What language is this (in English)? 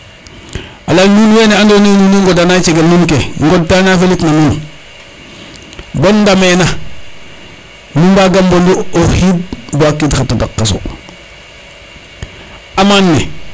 Serer